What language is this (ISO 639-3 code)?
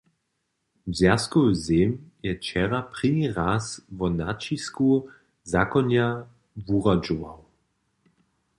hsb